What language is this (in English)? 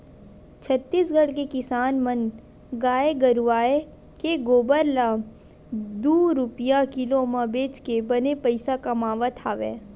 Chhattisgarhi